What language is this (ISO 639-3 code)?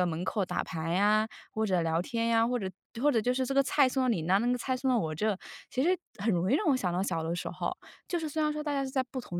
zho